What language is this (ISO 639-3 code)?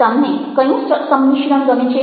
guj